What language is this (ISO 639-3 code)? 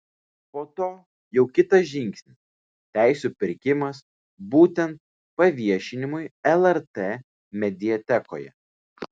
lit